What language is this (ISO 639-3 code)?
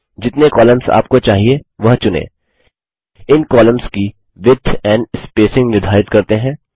hin